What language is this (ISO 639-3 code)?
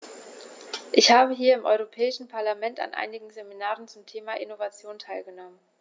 deu